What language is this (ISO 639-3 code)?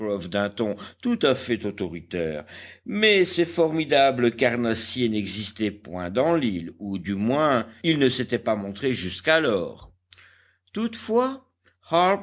fra